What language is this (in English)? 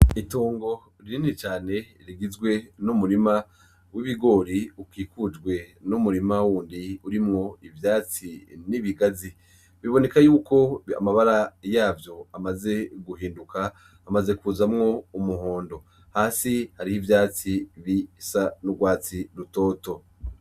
Rundi